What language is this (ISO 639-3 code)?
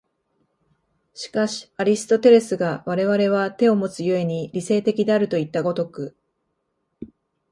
jpn